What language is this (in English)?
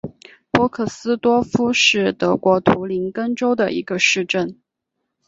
Chinese